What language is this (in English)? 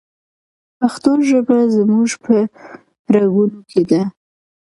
Pashto